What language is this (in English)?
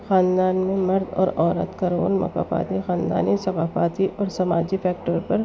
Urdu